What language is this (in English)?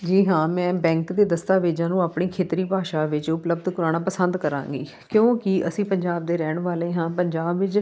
Punjabi